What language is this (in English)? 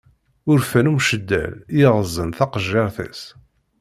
Kabyle